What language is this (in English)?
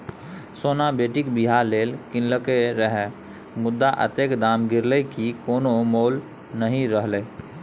Maithili